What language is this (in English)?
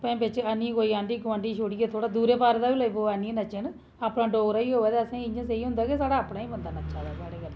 Dogri